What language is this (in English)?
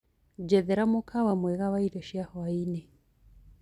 Kikuyu